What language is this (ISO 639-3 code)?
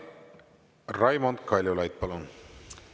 est